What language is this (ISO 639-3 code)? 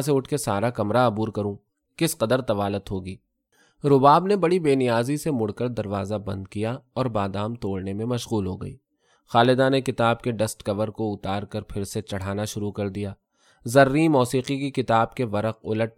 urd